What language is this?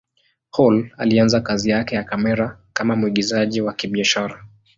Swahili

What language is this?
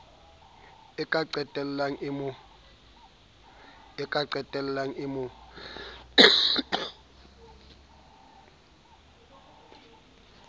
Southern Sotho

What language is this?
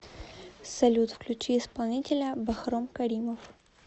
Russian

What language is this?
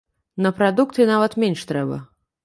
Belarusian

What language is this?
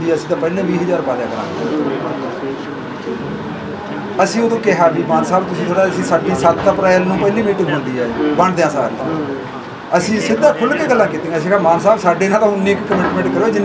Punjabi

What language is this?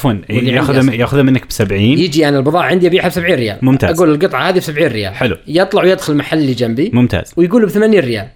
Arabic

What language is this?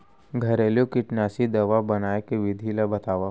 Chhattisgarhi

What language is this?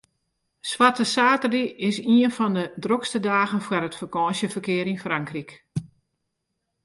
Western Frisian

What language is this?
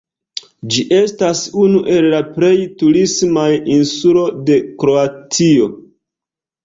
Esperanto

